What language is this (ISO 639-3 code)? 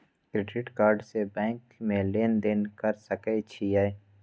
mai